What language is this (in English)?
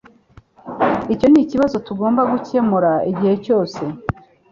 Kinyarwanda